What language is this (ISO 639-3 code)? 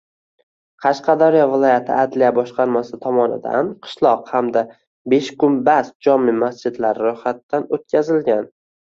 uzb